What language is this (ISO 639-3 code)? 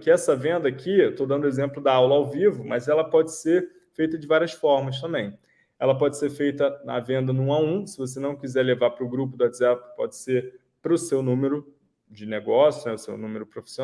por